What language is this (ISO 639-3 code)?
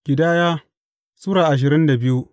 hau